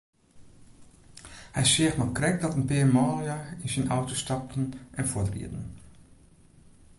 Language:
Western Frisian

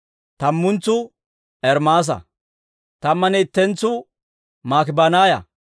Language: Dawro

